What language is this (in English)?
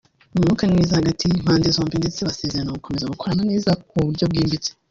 Kinyarwanda